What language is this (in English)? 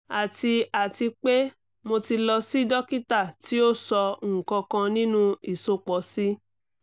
Yoruba